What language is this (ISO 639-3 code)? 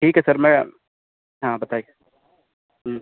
urd